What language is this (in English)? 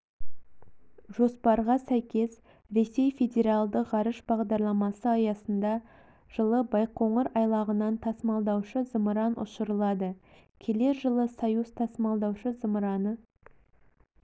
Kazakh